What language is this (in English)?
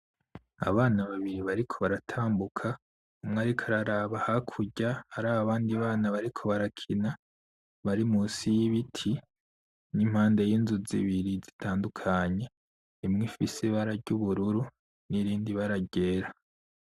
Rundi